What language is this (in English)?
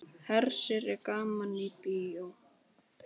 Icelandic